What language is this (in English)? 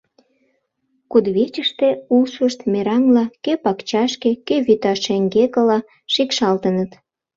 Mari